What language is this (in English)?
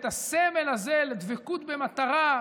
Hebrew